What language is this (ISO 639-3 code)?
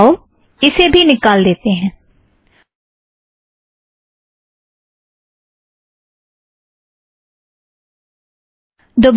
hin